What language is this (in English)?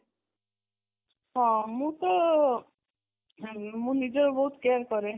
Odia